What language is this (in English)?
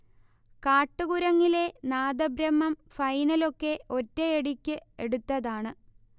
Malayalam